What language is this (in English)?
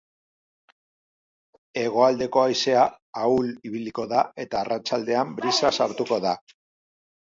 Basque